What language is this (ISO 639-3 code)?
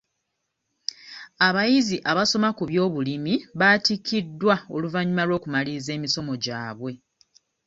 lug